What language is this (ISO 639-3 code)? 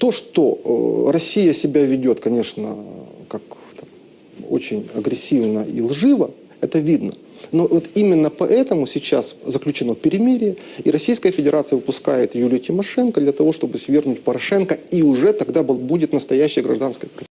rus